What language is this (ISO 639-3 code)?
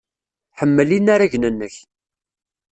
kab